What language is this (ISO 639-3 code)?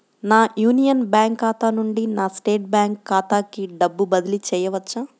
tel